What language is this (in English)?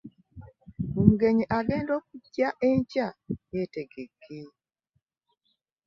Ganda